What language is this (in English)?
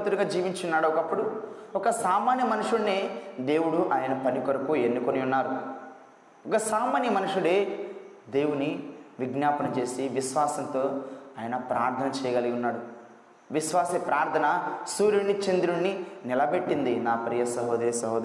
Telugu